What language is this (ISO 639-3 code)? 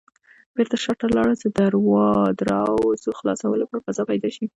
pus